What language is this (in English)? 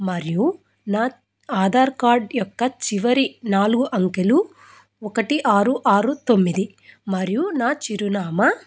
Telugu